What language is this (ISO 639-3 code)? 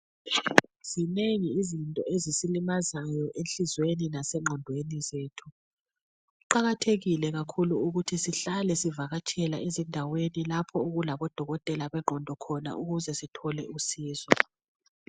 nde